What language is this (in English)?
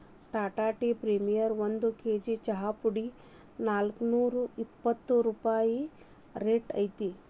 Kannada